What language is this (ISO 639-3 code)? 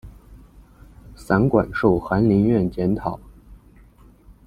zho